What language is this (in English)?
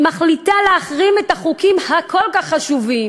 Hebrew